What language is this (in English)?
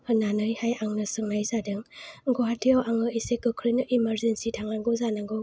Bodo